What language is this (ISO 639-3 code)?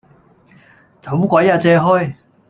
yue